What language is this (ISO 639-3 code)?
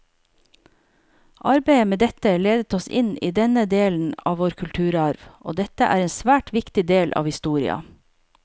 nor